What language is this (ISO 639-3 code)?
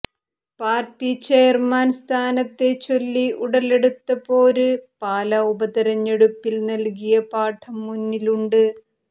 mal